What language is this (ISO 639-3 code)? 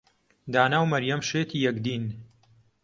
ckb